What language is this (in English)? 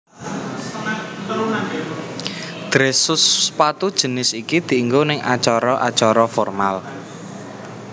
Javanese